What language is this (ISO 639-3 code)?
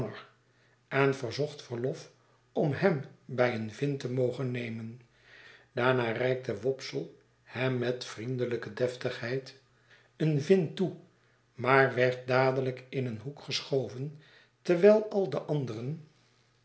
nld